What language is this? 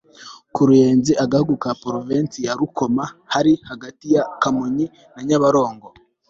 Kinyarwanda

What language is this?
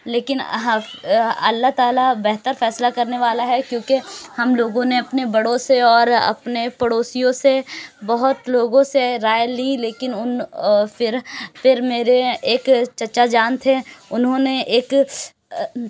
Urdu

